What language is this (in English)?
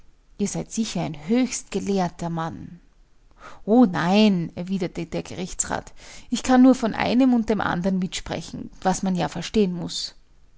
German